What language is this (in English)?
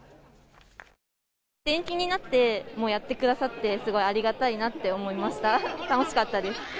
Japanese